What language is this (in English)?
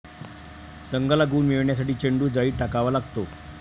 Marathi